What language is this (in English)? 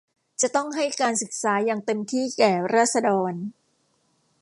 Thai